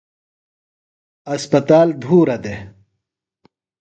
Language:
Phalura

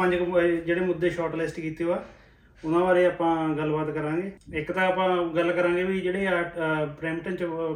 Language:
Punjabi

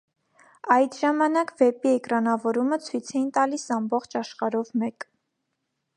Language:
Armenian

